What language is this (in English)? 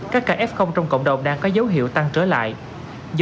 Vietnamese